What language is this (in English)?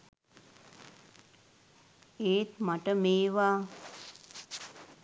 Sinhala